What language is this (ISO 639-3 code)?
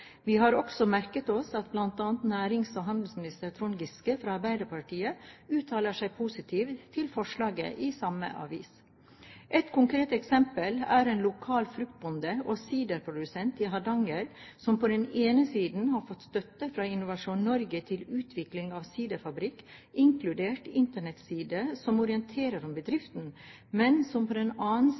nob